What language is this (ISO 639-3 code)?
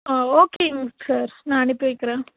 tam